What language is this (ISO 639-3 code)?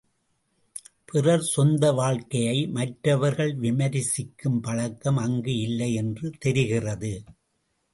tam